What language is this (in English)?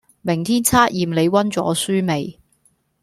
Cantonese